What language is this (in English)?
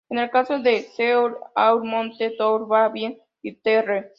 Spanish